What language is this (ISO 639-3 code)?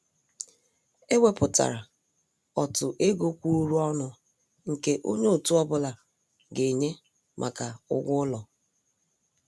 ibo